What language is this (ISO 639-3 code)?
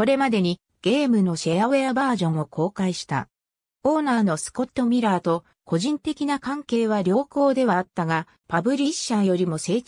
jpn